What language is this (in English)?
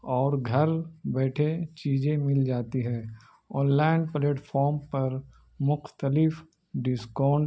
Urdu